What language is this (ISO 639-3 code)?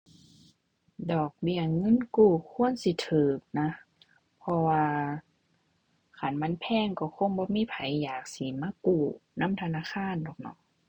tha